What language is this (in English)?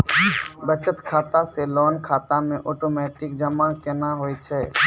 Maithili